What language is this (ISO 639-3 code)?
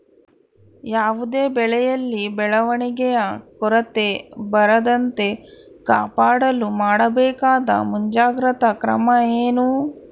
kan